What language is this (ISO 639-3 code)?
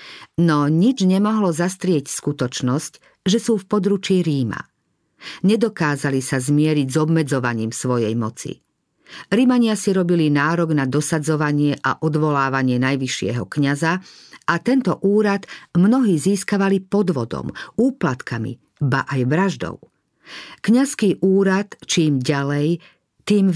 slk